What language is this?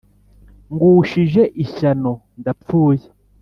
Kinyarwanda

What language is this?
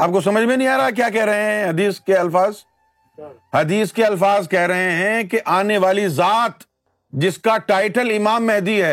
Urdu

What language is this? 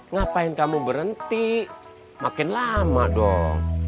Indonesian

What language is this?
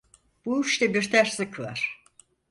Turkish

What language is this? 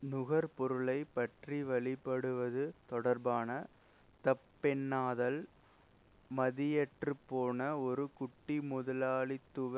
Tamil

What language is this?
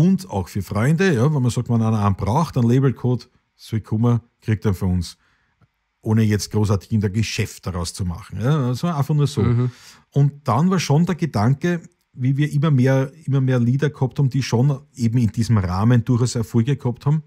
German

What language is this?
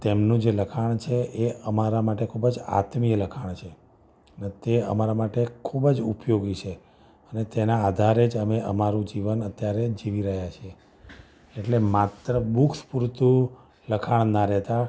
Gujarati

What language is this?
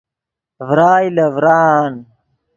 Yidgha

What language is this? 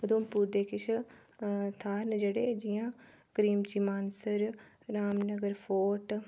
Dogri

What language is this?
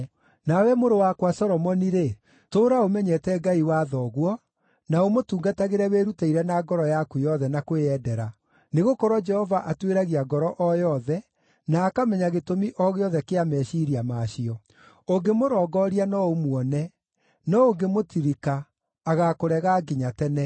Kikuyu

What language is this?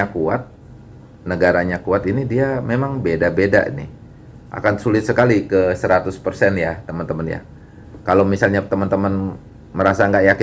Indonesian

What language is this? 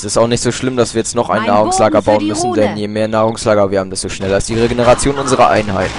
German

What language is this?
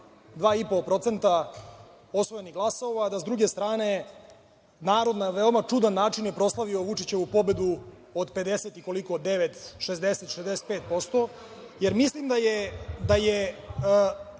Serbian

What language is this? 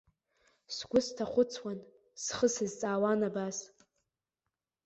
Abkhazian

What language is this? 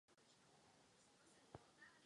Czech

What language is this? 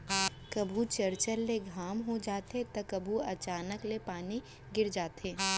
Chhattisgarhi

